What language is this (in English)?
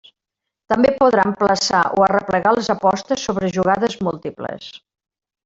Catalan